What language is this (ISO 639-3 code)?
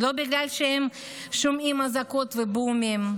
heb